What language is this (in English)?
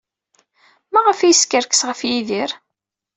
Kabyle